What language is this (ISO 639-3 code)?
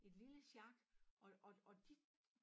dan